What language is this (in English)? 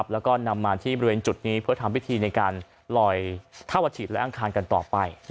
Thai